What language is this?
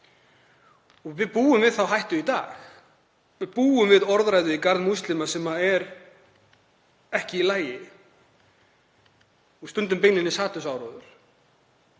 Icelandic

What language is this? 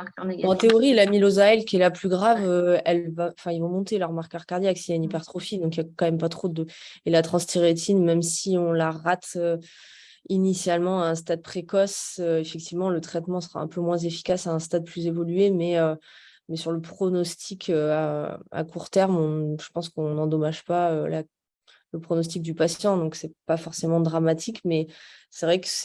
French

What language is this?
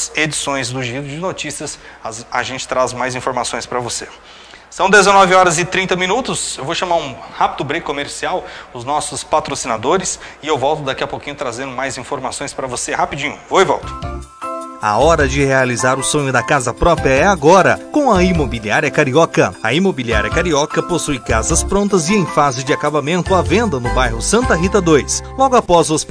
Portuguese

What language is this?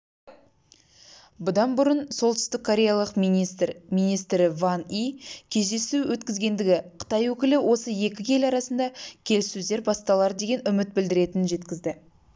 Kazakh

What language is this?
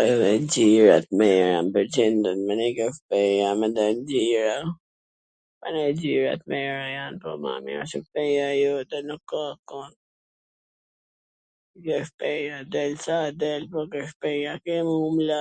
Gheg Albanian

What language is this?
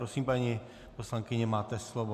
Czech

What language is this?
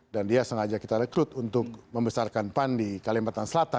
Indonesian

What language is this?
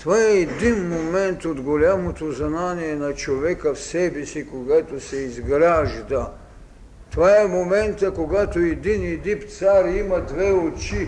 Bulgarian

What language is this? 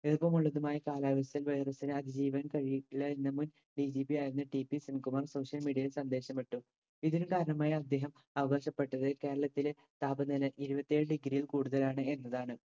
Malayalam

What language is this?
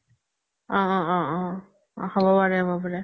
Assamese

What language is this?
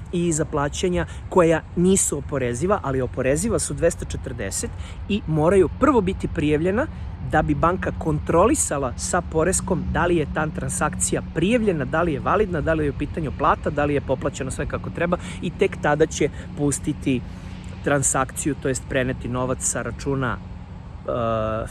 Serbian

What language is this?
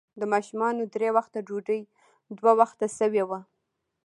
Pashto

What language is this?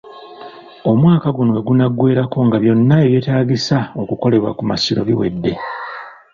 Ganda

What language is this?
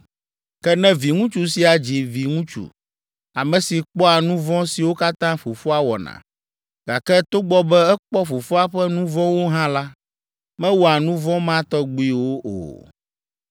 Ewe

